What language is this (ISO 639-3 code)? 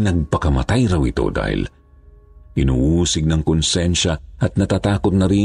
fil